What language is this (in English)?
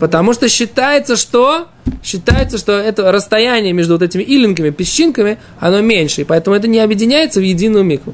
Russian